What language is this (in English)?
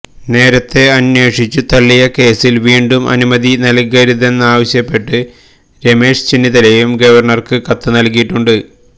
Malayalam